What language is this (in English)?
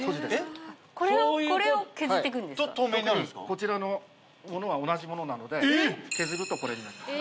Japanese